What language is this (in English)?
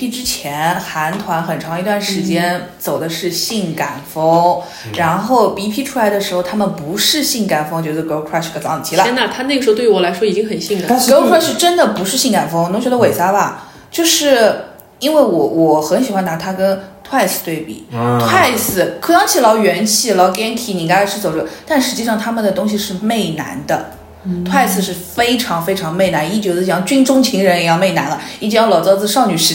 Chinese